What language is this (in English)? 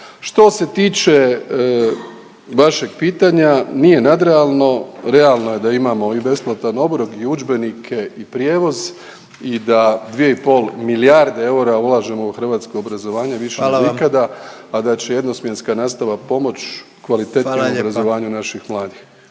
Croatian